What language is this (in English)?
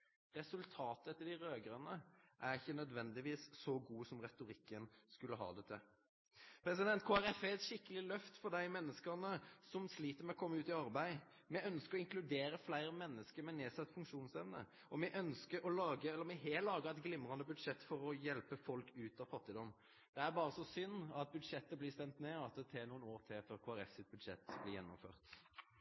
Norwegian Nynorsk